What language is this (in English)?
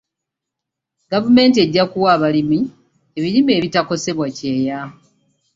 Ganda